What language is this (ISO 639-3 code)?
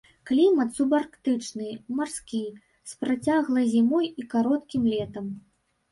bel